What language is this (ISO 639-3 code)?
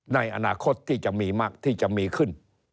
tha